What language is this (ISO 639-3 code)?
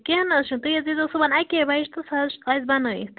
kas